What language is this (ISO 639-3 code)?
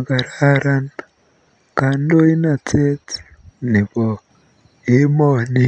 kln